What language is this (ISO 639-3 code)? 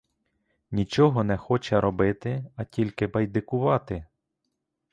ukr